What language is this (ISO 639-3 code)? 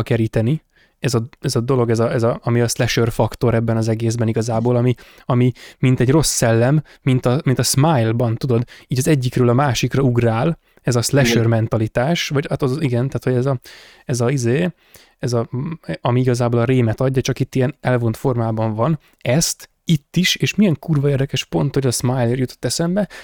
hun